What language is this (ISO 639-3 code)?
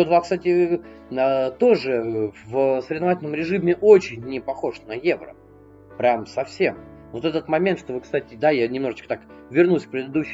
rus